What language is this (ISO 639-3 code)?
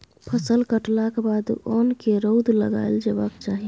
mai